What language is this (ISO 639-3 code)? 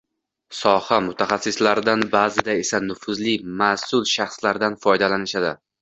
uzb